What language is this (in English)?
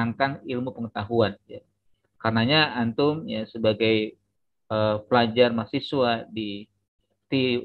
Indonesian